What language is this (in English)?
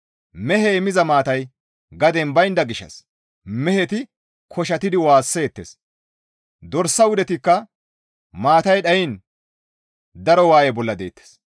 Gamo